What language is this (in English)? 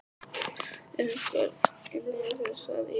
Icelandic